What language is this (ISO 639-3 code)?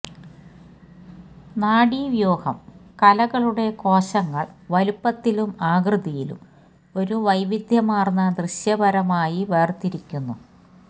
mal